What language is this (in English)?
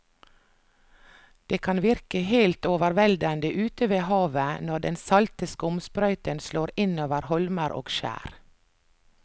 Norwegian